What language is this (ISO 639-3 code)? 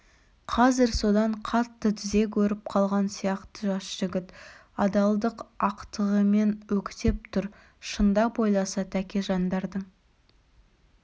kaz